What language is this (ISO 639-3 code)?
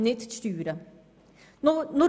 gsw